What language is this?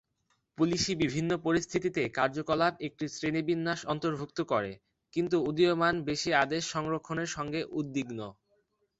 Bangla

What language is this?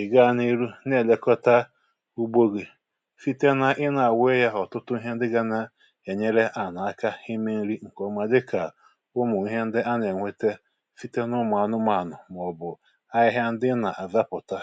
Igbo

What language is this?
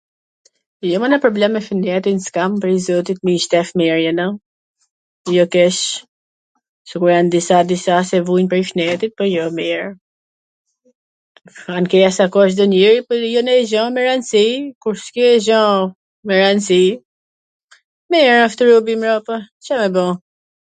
Gheg Albanian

